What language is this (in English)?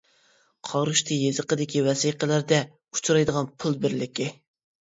Uyghur